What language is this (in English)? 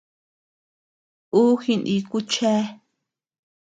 Tepeuxila Cuicatec